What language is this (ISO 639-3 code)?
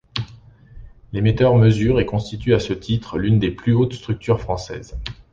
fra